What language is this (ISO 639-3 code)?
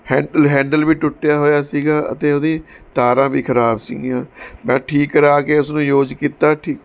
pan